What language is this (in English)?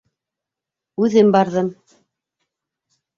Bashkir